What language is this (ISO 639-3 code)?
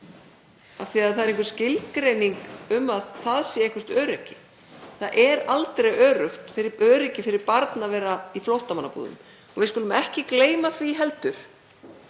isl